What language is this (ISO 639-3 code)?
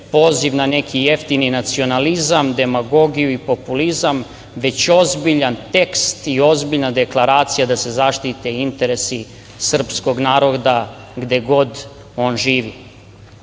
srp